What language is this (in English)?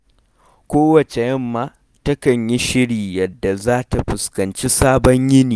Hausa